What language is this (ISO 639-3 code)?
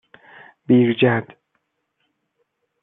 fas